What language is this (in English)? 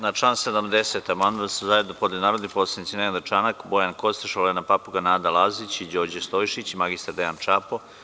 Serbian